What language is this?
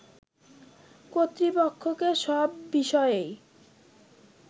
Bangla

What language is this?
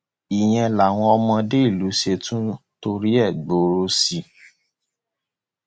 Yoruba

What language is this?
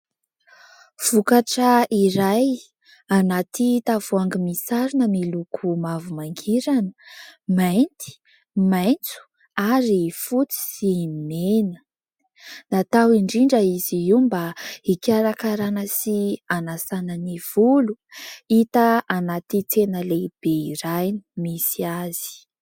Malagasy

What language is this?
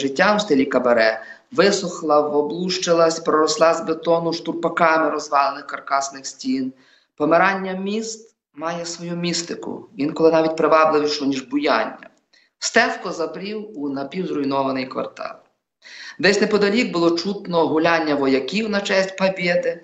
Ukrainian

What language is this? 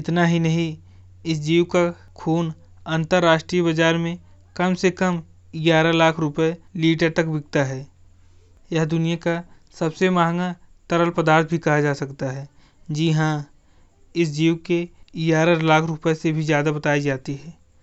Hindi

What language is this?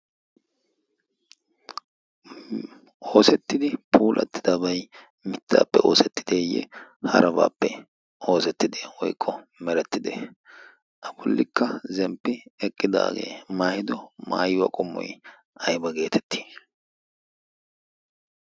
Wolaytta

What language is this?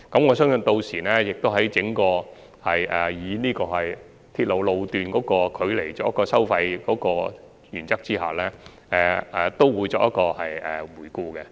Cantonese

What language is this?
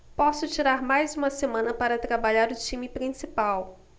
Portuguese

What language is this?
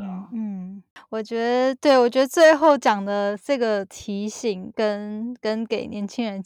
Chinese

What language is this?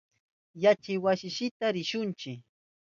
Southern Pastaza Quechua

